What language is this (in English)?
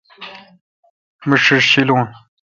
Kalkoti